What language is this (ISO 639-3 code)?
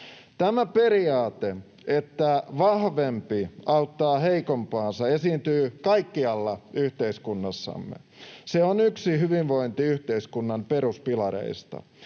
fin